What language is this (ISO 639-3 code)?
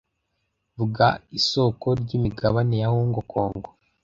kin